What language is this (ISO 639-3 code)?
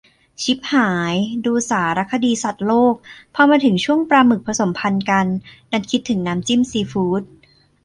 tha